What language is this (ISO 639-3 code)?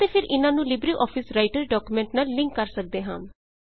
pan